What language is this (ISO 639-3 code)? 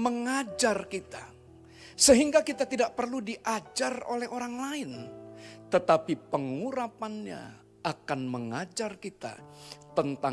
ind